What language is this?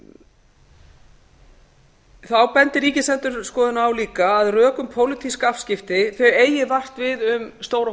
Icelandic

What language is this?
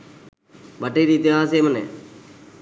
Sinhala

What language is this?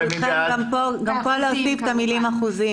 Hebrew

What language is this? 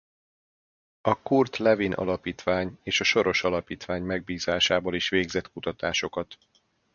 Hungarian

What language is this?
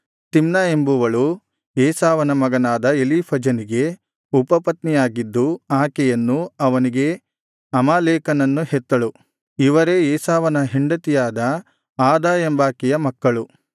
Kannada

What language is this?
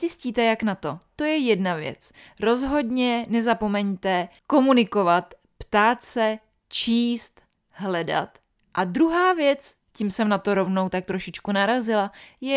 Czech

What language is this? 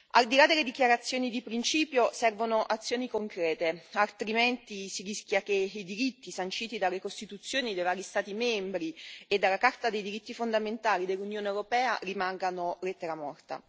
Italian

